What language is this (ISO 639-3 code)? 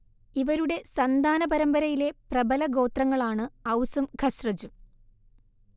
mal